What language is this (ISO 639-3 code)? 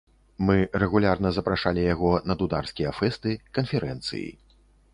bel